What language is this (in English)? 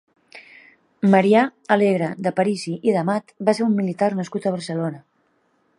Catalan